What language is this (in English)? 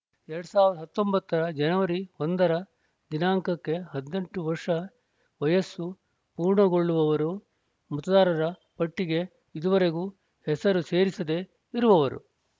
Kannada